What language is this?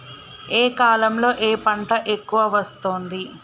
Telugu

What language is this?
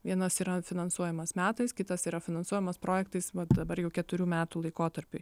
Lithuanian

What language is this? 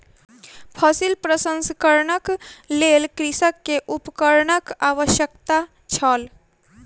Maithili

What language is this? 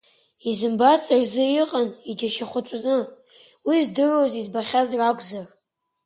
Abkhazian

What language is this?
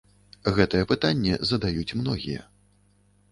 Belarusian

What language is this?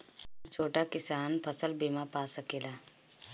Bhojpuri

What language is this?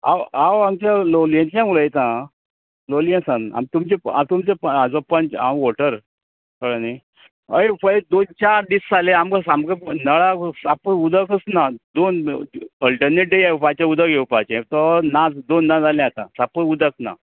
Konkani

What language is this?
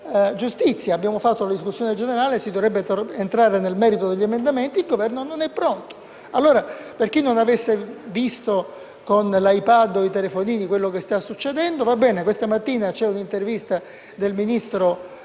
Italian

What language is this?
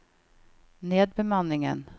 Norwegian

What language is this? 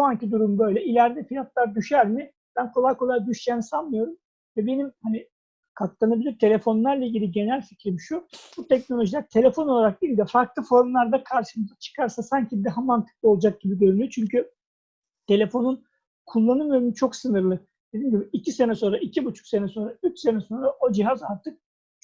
Turkish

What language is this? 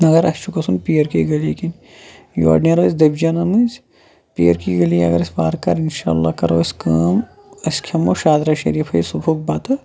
Kashmiri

